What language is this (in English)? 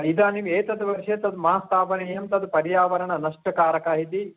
Sanskrit